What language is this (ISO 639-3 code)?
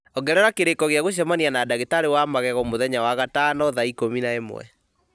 kik